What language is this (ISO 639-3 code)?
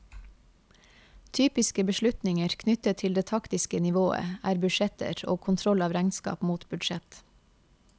nor